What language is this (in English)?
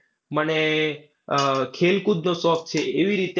Gujarati